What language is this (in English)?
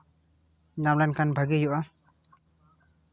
Santali